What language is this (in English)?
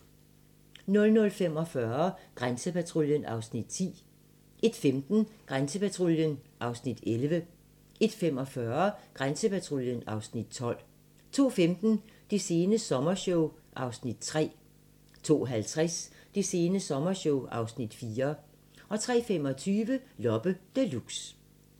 Danish